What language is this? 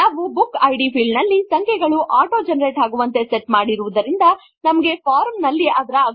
Kannada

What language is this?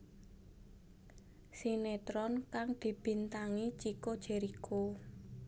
Javanese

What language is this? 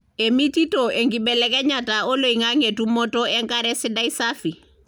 Masai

